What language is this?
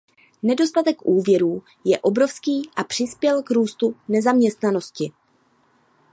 Czech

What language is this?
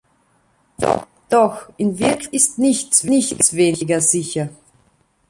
German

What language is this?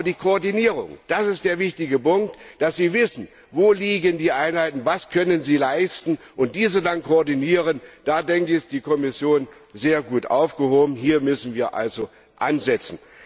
German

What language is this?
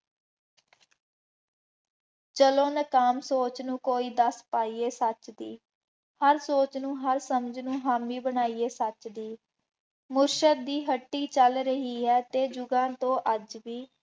Punjabi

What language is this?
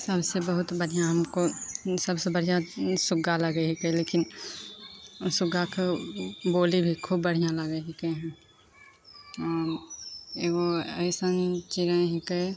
Maithili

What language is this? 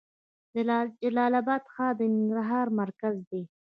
Pashto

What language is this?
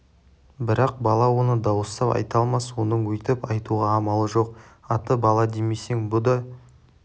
Kazakh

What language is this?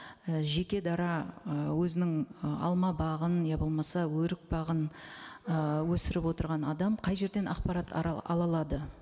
Kazakh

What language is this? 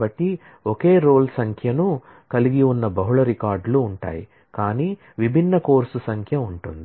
Telugu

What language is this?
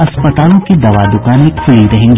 Hindi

